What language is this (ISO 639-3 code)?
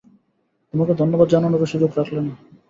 ben